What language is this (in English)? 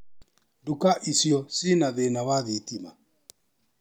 Kikuyu